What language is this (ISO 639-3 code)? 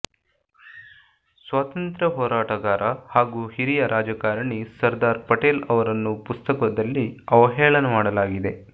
kan